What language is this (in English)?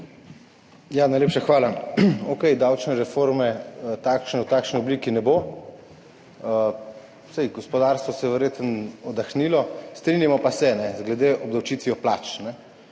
Slovenian